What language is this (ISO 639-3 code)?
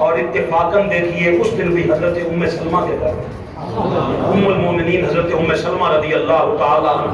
hin